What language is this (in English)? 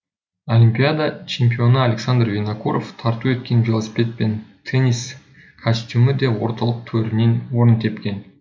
Kazakh